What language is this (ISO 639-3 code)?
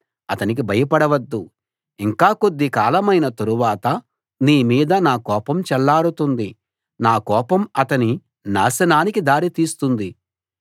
tel